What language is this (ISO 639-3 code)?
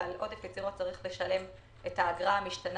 heb